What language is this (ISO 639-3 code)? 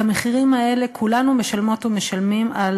heb